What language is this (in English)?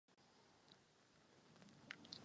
Czech